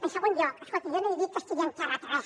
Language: Catalan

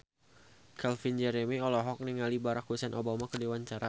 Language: Sundanese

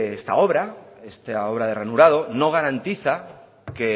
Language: Spanish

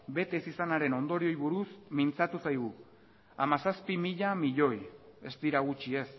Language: Basque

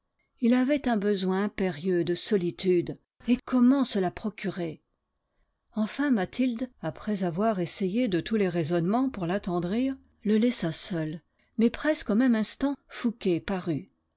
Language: French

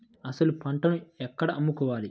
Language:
Telugu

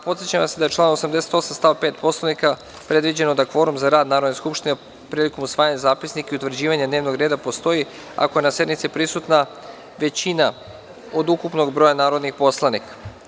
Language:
Serbian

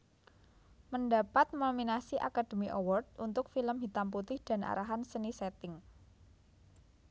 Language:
Javanese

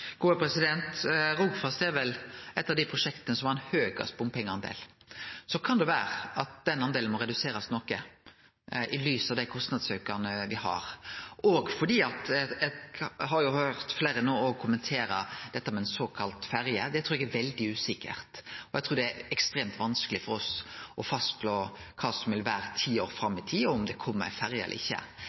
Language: Norwegian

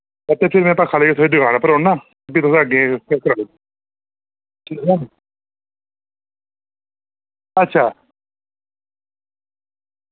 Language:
Dogri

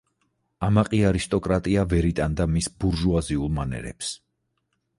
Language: Georgian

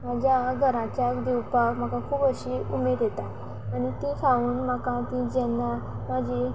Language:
Konkani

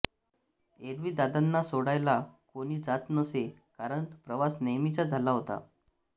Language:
Marathi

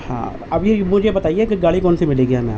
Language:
Urdu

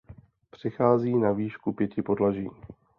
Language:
Czech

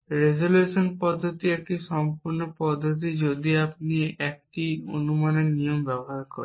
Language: Bangla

